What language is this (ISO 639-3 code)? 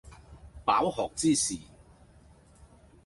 yue